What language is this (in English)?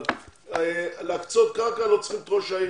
Hebrew